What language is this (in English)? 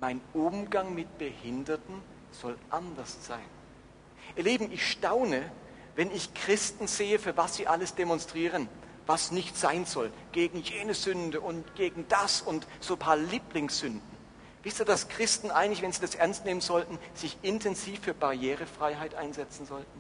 German